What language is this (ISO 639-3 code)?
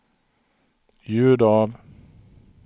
swe